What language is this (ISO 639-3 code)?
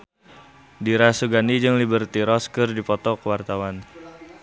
sun